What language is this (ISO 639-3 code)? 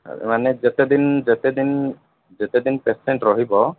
ori